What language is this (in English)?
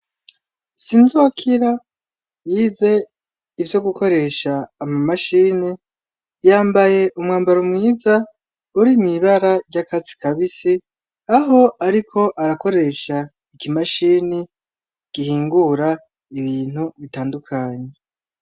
Rundi